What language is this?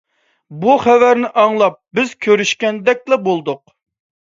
Uyghur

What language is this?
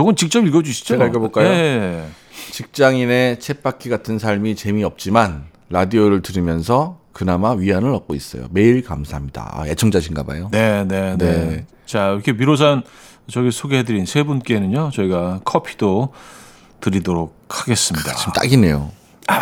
Korean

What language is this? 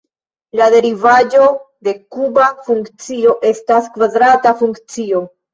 Esperanto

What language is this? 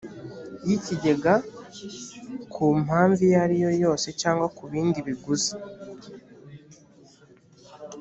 Kinyarwanda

